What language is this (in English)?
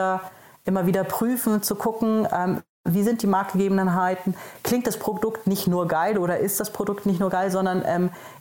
German